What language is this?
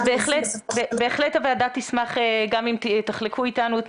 Hebrew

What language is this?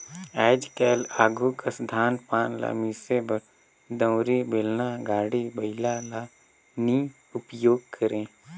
Chhattisgarhi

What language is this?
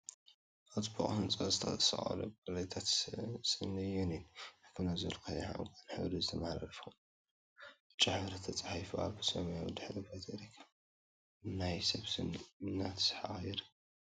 Tigrinya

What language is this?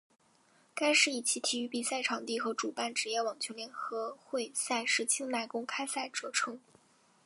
Chinese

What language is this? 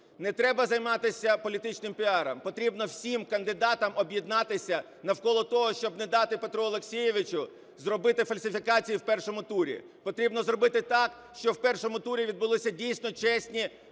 Ukrainian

